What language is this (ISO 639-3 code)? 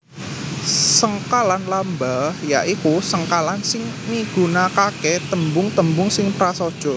jav